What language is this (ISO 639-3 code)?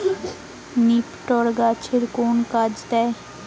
ben